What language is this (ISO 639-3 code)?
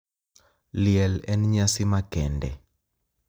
luo